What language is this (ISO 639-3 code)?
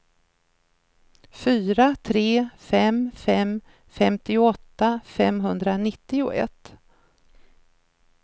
swe